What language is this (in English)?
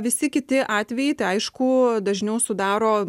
Lithuanian